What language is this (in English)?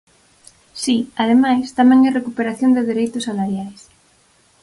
Galician